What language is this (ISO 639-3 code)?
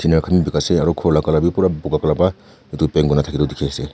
nag